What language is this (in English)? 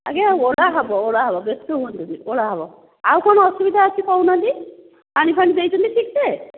Odia